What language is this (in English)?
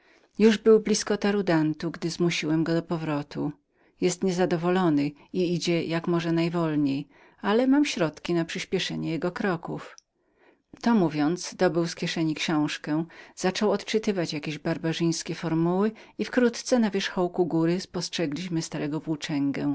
Polish